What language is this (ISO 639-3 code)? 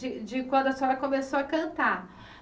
por